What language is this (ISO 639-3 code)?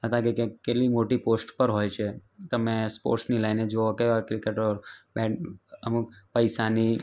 guj